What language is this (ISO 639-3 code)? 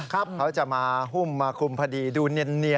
tha